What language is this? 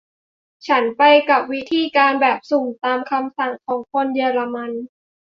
Thai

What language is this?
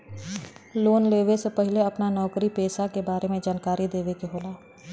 Bhojpuri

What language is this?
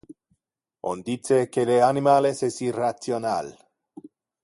Interlingua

